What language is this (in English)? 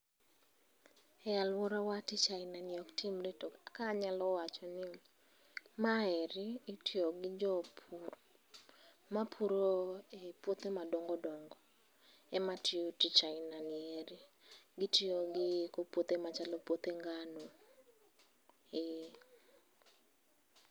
Luo (Kenya and Tanzania)